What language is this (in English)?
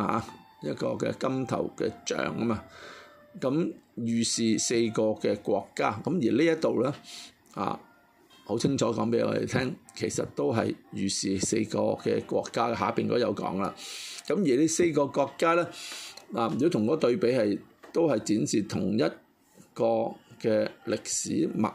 Chinese